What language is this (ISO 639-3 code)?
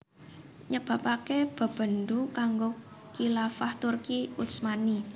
jav